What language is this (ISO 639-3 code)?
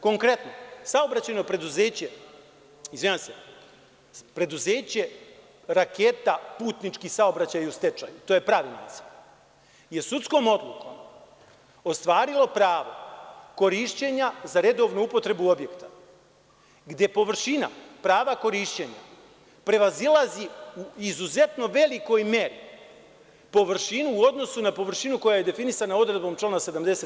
srp